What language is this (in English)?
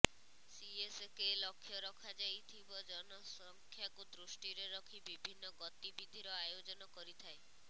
Odia